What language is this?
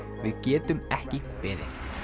Icelandic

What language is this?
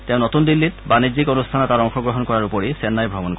Assamese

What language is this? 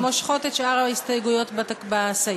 Hebrew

